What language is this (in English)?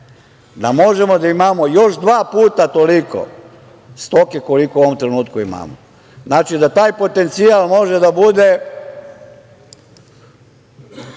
Serbian